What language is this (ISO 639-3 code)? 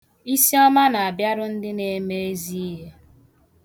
ibo